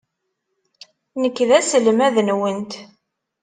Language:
Kabyle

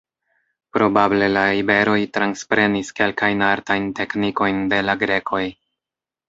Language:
Esperanto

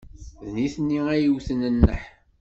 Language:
Kabyle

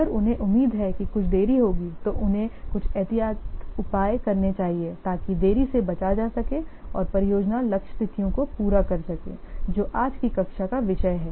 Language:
Hindi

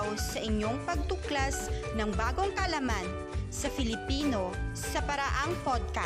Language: Filipino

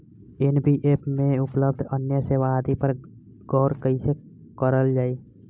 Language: Bhojpuri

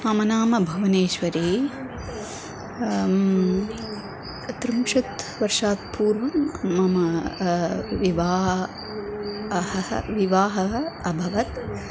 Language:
Sanskrit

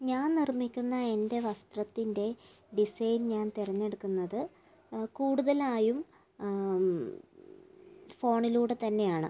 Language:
Malayalam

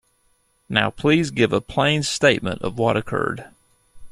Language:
English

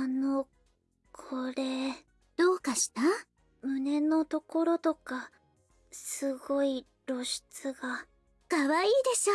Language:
Japanese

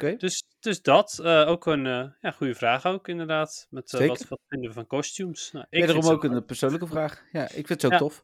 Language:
Dutch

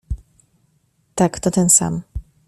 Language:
Polish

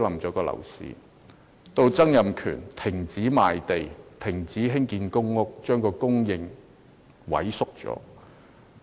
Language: Cantonese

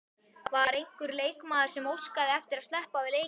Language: Icelandic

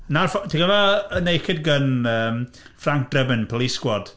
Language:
Welsh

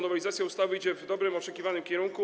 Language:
Polish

